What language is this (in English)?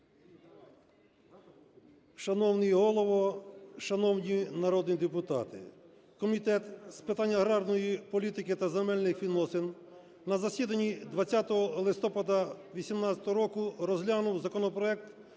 Ukrainian